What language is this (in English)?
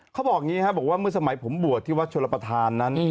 Thai